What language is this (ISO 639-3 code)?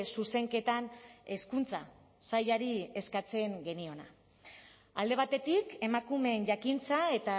eus